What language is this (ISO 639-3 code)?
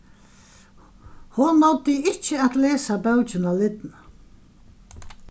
fao